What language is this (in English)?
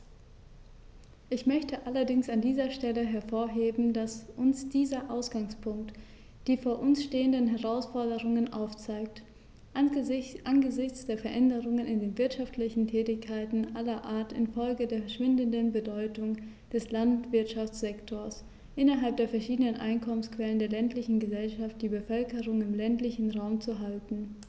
German